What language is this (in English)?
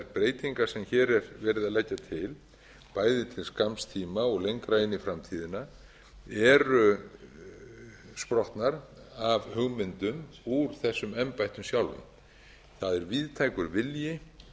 Icelandic